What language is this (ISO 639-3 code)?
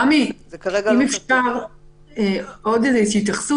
heb